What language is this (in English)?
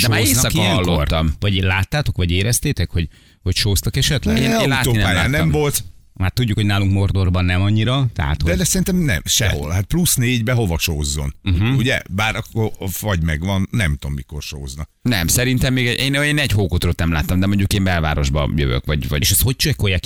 Hungarian